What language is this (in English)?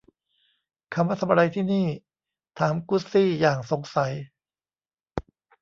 Thai